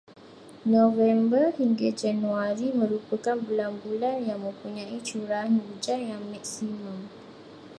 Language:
Malay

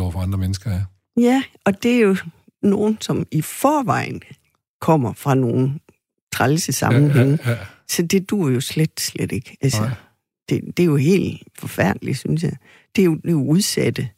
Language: Danish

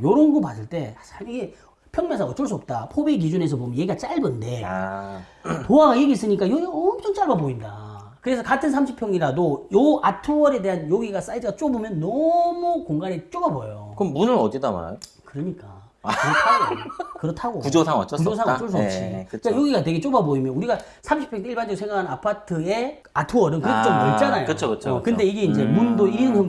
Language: Korean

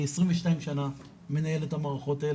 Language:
Hebrew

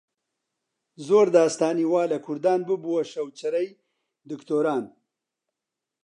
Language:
Central Kurdish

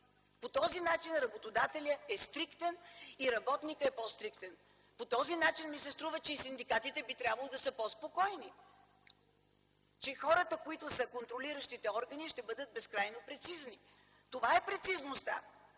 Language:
Bulgarian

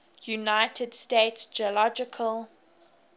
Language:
English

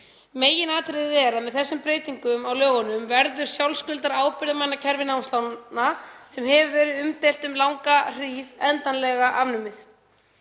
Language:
Icelandic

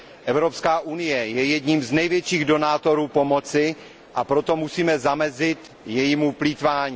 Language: Czech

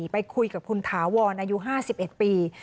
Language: Thai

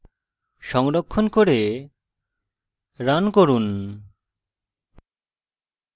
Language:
Bangla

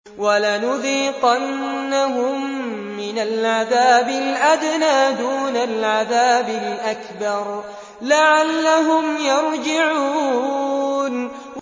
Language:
Arabic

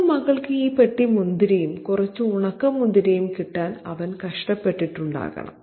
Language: Malayalam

